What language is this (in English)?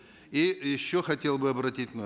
Kazakh